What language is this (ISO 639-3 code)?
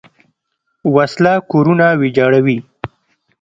pus